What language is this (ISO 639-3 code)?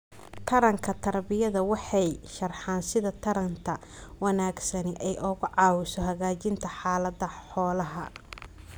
som